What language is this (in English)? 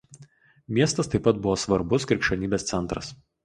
Lithuanian